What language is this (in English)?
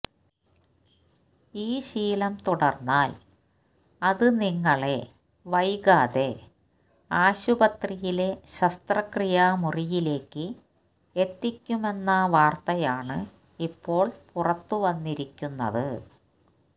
Malayalam